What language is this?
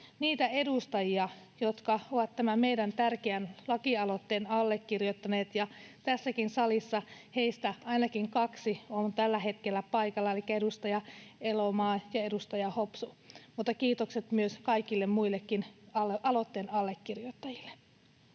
Finnish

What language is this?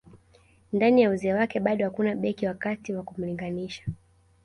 Swahili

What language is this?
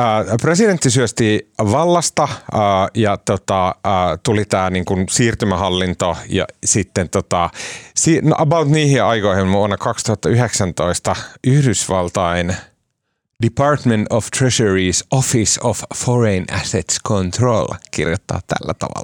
Finnish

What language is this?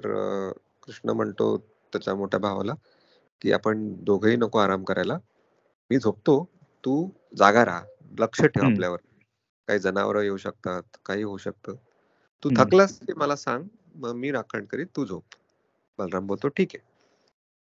Marathi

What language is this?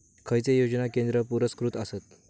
Marathi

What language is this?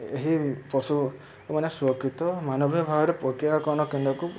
Odia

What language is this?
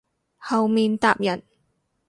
Cantonese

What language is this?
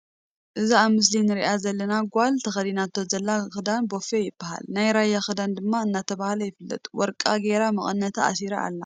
Tigrinya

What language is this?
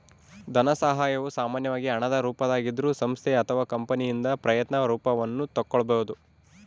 Kannada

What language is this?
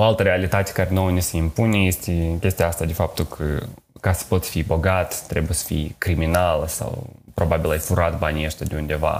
Romanian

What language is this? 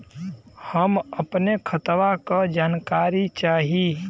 Bhojpuri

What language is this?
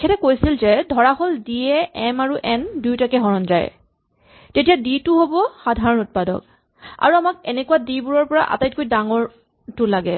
Assamese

